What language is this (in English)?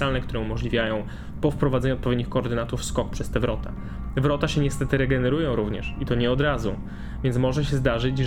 Polish